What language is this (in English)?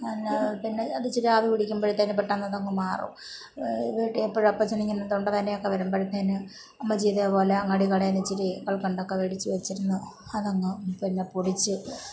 Malayalam